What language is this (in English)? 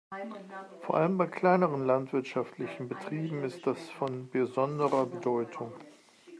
German